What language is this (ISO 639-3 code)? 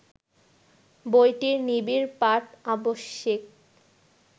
ben